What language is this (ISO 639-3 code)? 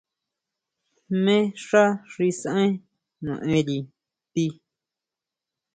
mau